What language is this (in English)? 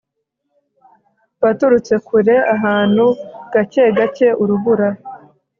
Kinyarwanda